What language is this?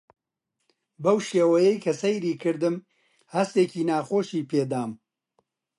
Central Kurdish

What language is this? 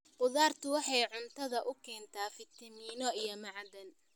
Somali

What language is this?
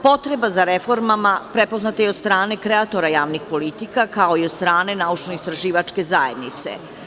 Serbian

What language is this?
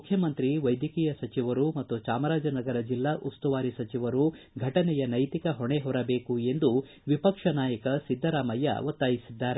Kannada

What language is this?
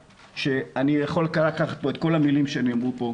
Hebrew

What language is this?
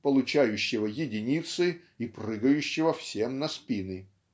Russian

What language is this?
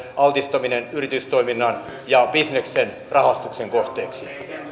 Finnish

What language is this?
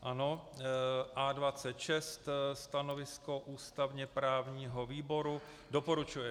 Czech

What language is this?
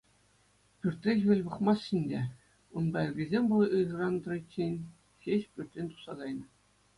Chuvash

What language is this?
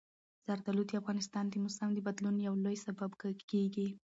Pashto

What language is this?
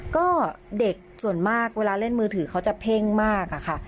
Thai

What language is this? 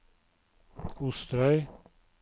Norwegian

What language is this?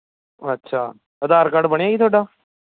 Punjabi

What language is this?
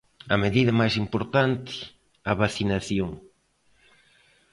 Galician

